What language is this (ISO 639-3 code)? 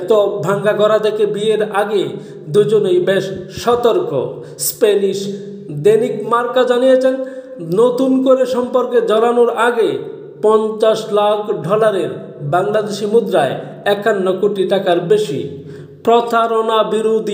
hin